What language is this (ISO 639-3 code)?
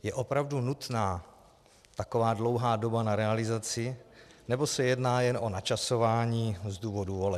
ces